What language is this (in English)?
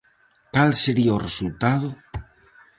Galician